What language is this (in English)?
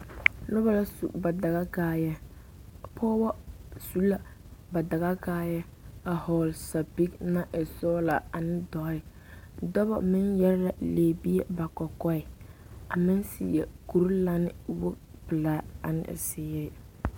Southern Dagaare